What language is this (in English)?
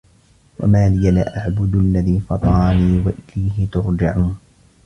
Arabic